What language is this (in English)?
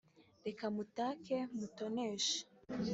Kinyarwanda